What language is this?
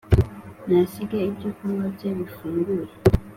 Kinyarwanda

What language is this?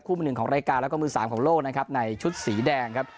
Thai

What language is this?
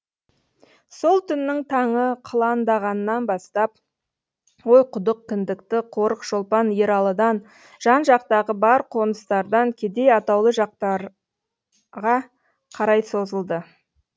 Kazakh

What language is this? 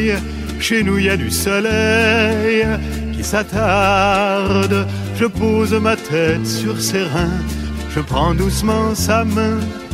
Hebrew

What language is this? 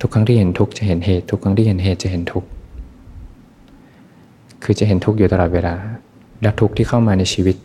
Thai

